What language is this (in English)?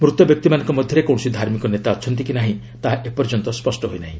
Odia